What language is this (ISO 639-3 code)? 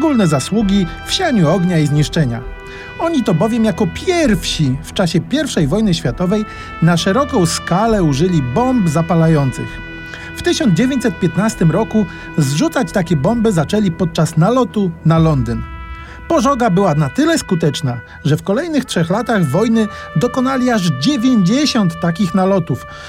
pol